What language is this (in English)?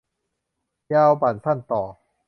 Thai